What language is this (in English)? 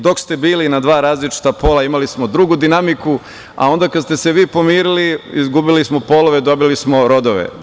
Serbian